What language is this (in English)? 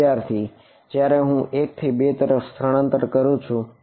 Gujarati